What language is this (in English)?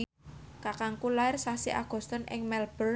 Javanese